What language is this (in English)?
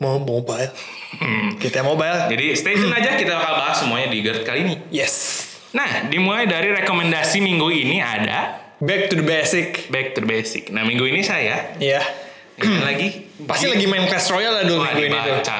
Indonesian